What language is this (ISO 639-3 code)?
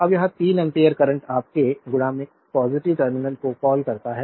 hin